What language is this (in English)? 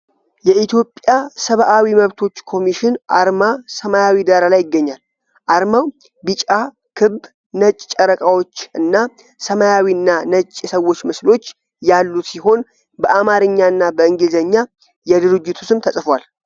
Amharic